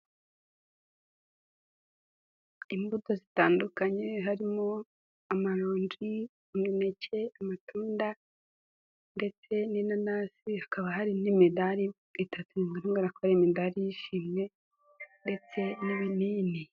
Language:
Kinyarwanda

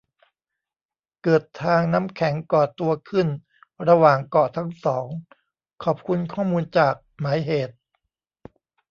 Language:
Thai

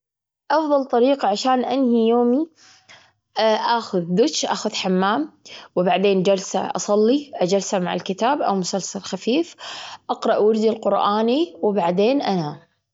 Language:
Gulf Arabic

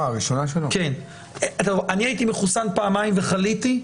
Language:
Hebrew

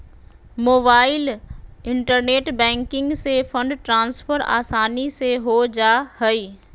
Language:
Magahi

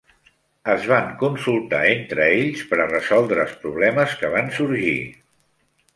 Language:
Catalan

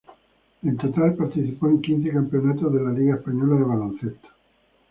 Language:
Spanish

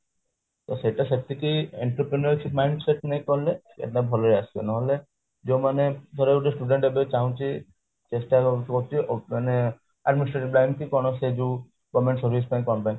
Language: Odia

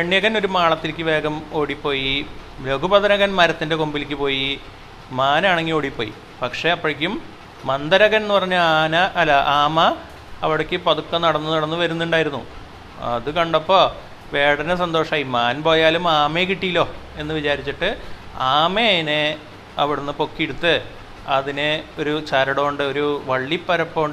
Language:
Malayalam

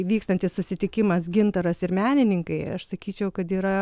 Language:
Lithuanian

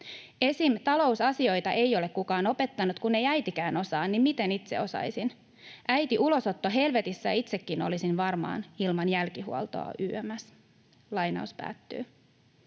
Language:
Finnish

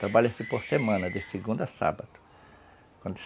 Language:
Portuguese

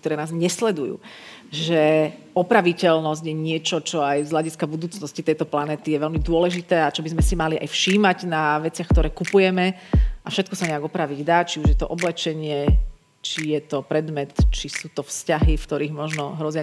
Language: Slovak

